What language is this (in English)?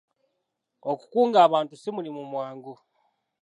Ganda